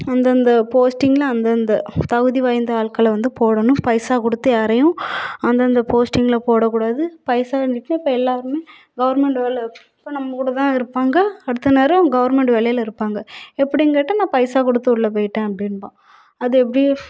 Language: Tamil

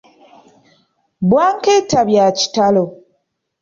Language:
Ganda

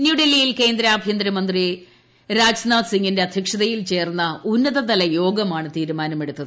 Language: Malayalam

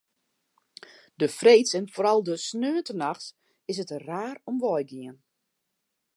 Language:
Western Frisian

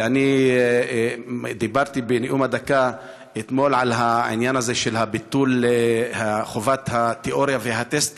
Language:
Hebrew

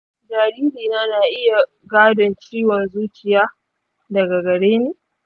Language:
Hausa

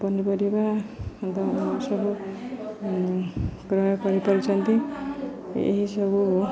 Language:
Odia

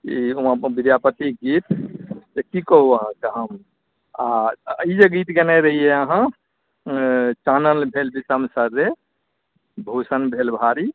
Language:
Maithili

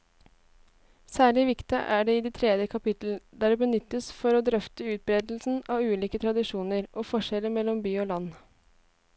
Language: Norwegian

